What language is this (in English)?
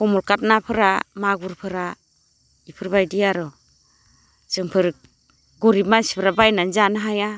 Bodo